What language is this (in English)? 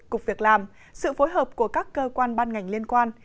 Vietnamese